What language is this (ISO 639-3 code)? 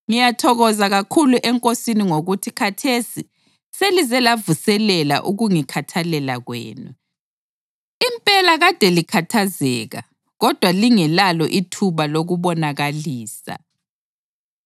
nde